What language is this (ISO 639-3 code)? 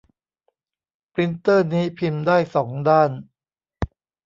tha